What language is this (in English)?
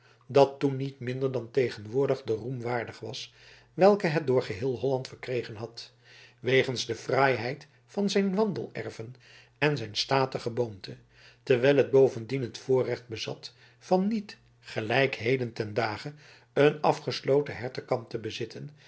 Dutch